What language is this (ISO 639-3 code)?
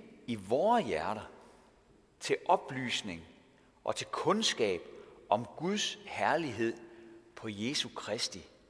dan